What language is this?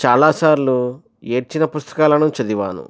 Telugu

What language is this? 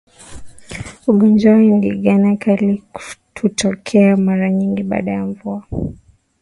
Swahili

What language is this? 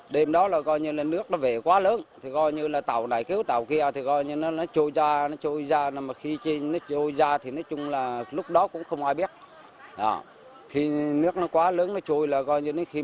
Vietnamese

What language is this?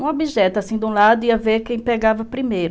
Portuguese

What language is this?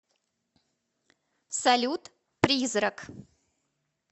Russian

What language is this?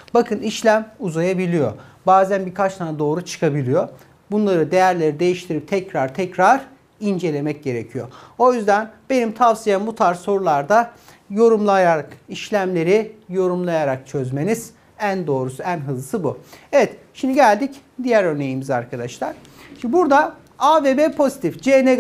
Turkish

